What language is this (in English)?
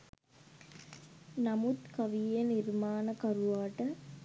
Sinhala